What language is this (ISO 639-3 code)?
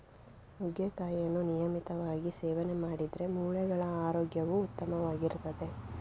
kan